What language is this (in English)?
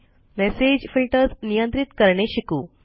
Marathi